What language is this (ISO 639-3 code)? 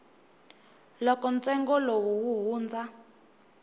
tso